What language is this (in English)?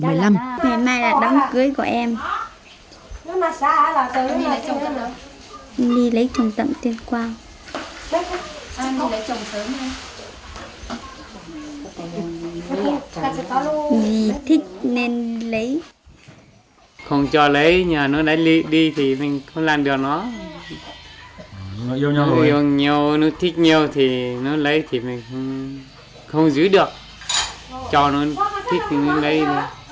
Vietnamese